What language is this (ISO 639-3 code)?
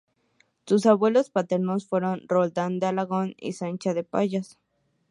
spa